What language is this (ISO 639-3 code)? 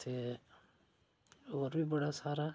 doi